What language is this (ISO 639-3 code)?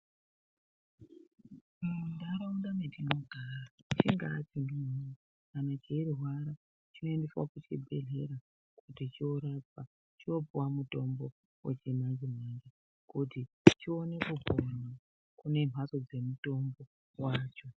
ndc